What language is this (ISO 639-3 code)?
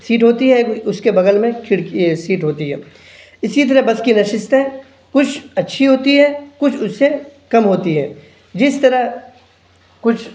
urd